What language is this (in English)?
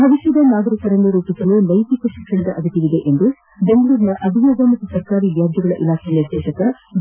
Kannada